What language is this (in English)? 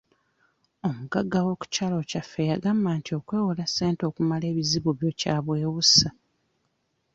Ganda